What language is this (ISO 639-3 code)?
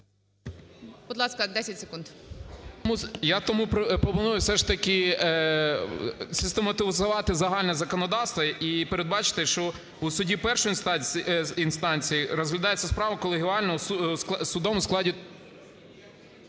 ukr